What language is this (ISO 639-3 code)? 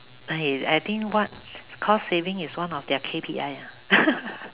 eng